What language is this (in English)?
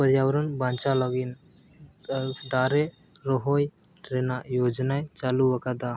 Santali